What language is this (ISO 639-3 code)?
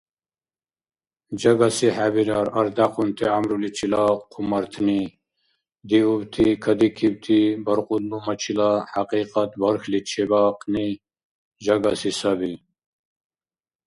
dar